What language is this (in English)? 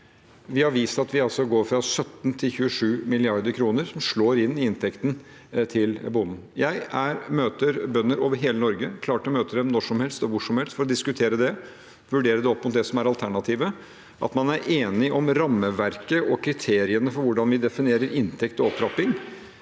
Norwegian